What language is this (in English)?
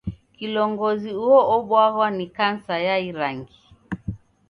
Taita